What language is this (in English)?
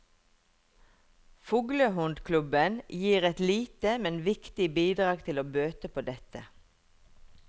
Norwegian